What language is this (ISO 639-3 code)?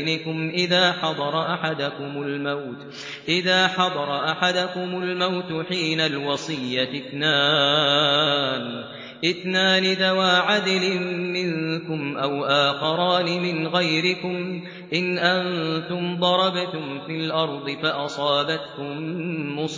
ara